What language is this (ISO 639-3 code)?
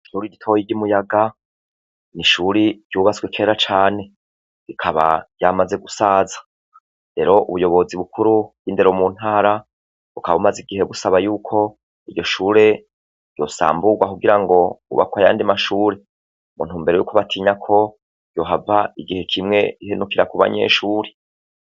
run